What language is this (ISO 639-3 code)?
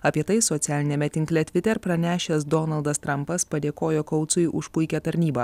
lit